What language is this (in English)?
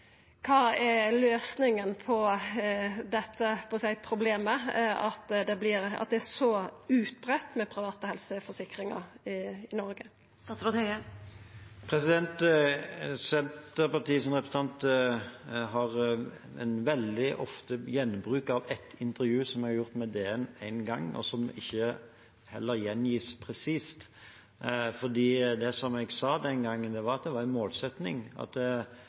Norwegian